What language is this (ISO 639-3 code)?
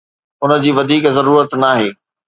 snd